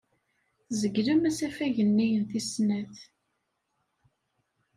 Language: Kabyle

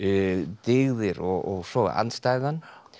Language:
Icelandic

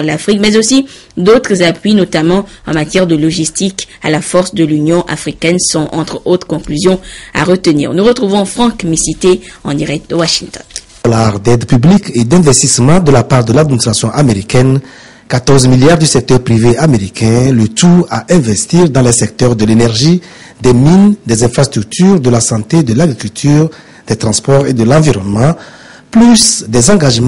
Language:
French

